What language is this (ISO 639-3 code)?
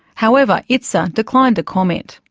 eng